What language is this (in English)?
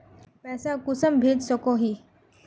Magahi